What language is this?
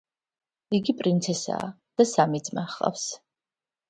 Georgian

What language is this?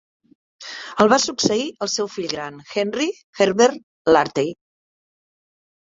Catalan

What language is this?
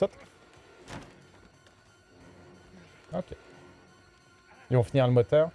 French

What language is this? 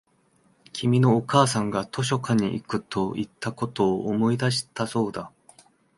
Japanese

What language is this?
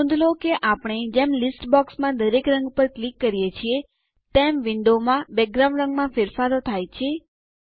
Gujarati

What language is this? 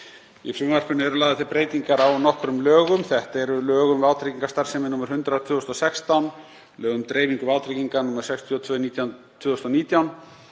Icelandic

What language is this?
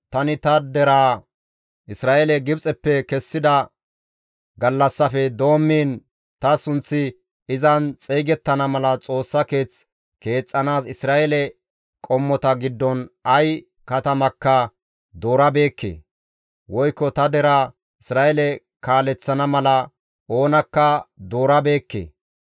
Gamo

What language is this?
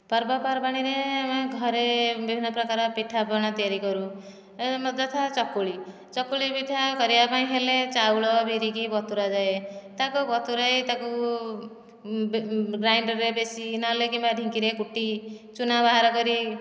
Odia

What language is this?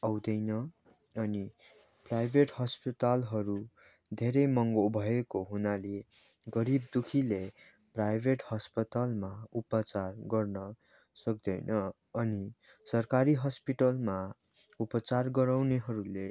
Nepali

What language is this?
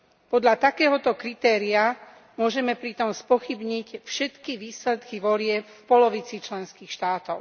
Slovak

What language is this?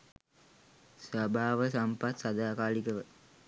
Sinhala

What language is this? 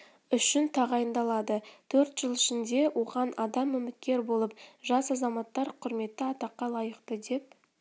Kazakh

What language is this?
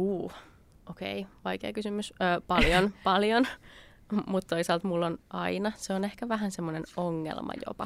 Finnish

